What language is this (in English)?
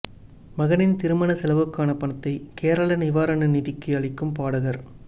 Tamil